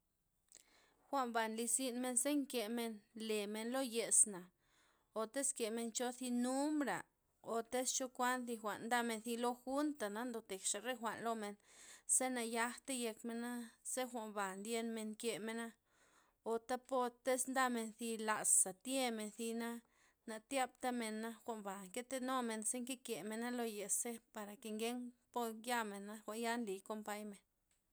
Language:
Loxicha Zapotec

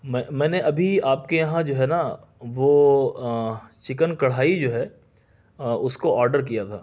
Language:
Urdu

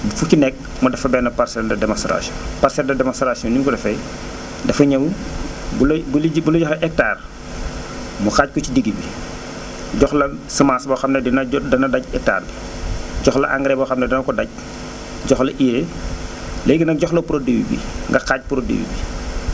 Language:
Wolof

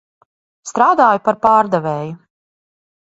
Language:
Latvian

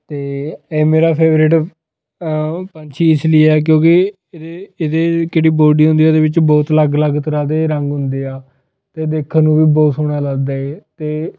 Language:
Punjabi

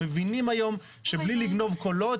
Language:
Hebrew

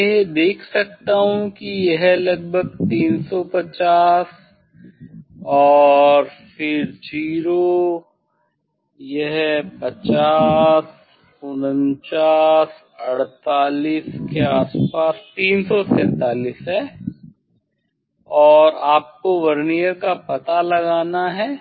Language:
Hindi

